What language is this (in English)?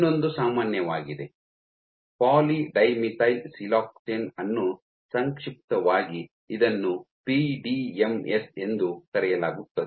Kannada